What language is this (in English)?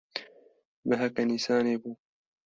Kurdish